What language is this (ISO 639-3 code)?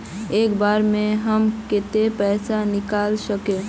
mag